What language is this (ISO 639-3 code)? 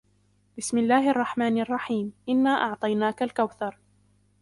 ara